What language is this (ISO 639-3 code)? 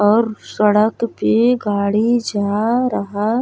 bho